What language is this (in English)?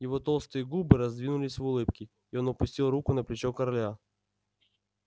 Russian